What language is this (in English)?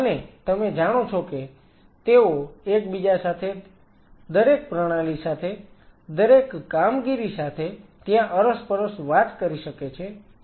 Gujarati